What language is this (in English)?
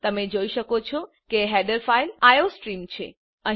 Gujarati